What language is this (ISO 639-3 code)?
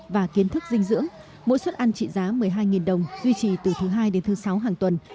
vie